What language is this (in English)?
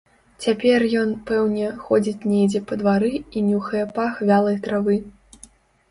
Belarusian